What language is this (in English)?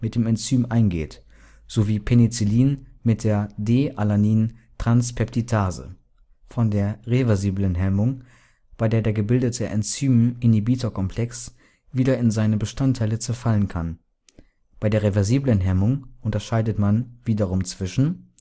German